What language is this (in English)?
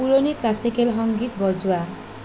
Assamese